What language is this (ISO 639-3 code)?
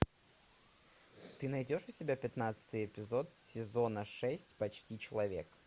rus